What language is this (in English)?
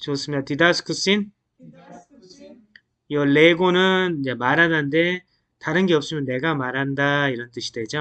Korean